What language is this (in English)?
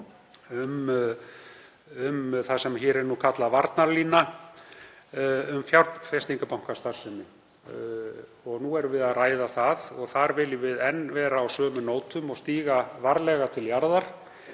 Icelandic